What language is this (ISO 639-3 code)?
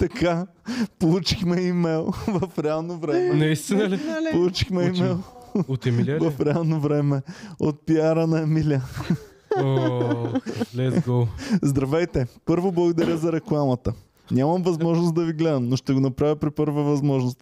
bul